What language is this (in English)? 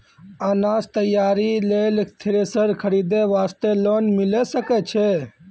Maithili